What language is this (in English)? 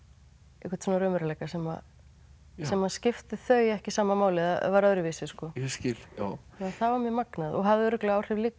Icelandic